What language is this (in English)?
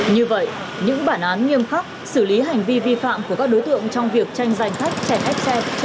Vietnamese